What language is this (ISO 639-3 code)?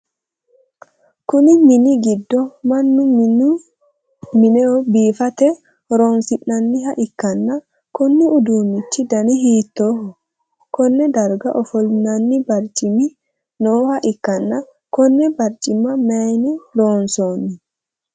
sid